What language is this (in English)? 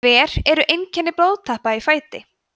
Icelandic